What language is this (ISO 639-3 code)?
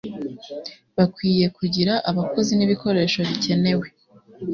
kin